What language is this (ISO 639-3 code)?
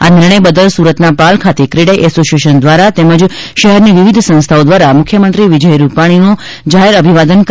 guj